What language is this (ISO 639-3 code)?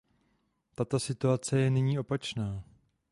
ces